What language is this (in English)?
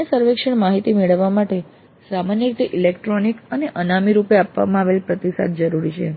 Gujarati